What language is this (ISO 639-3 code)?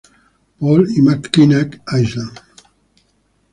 spa